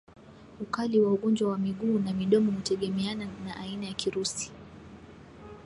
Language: Swahili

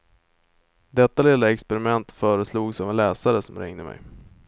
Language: Swedish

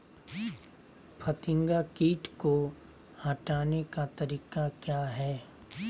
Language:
Magahi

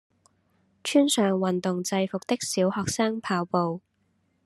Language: Cantonese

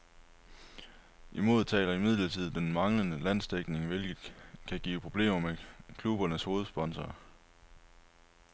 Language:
Danish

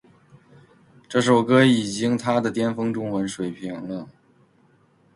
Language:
Chinese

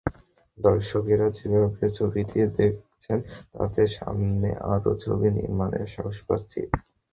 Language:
Bangla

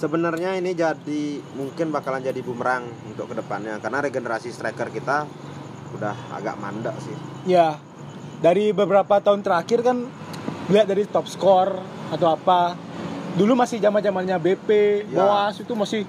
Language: Indonesian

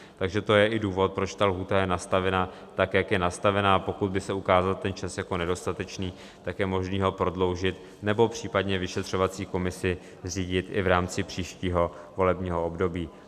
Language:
Czech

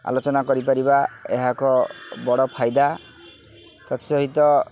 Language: Odia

